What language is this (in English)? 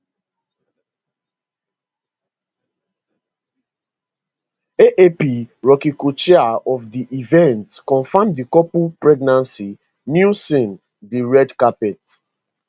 Nigerian Pidgin